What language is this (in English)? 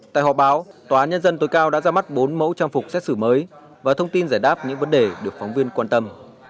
Vietnamese